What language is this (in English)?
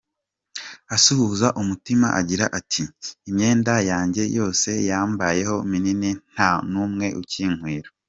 Kinyarwanda